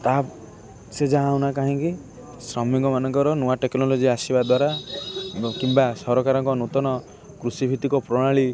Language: Odia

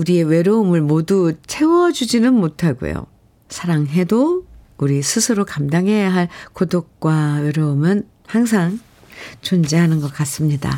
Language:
Korean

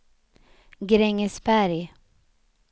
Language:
Swedish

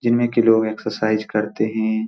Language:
Hindi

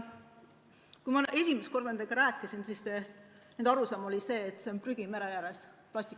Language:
Estonian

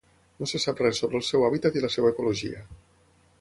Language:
Catalan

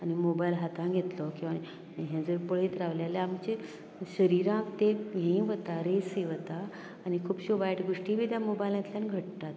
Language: Konkani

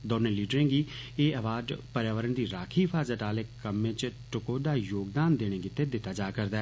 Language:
Dogri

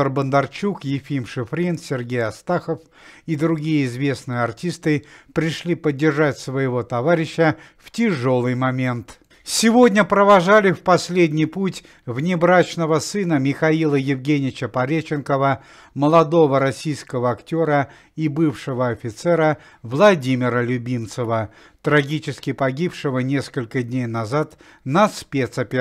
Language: Russian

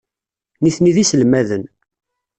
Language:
Kabyle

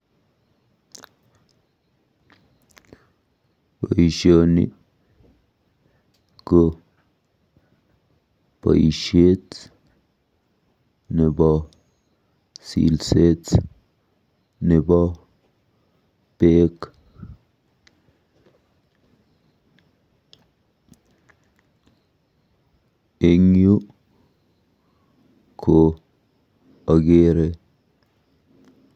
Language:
Kalenjin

